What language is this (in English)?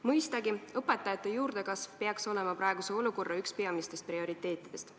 Estonian